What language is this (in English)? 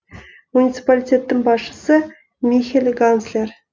Kazakh